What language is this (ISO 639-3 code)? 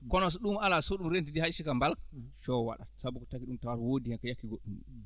ful